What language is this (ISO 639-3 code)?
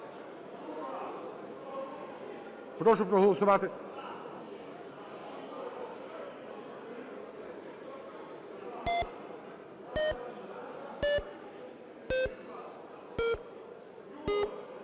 ukr